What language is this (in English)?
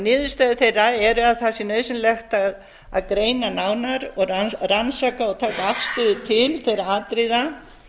Icelandic